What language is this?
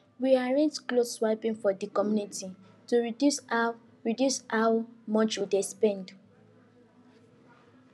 Nigerian Pidgin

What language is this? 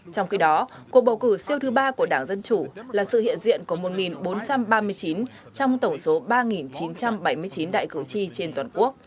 Vietnamese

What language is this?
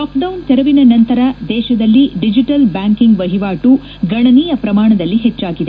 Kannada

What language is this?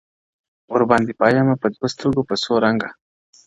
Pashto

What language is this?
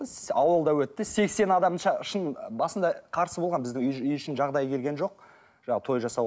Kazakh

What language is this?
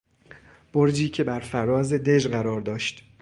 Persian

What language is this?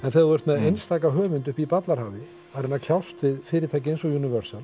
Icelandic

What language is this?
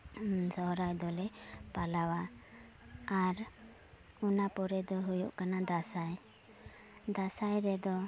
Santali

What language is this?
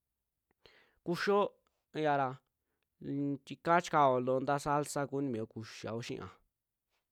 Western Juxtlahuaca Mixtec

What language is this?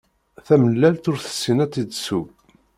Kabyle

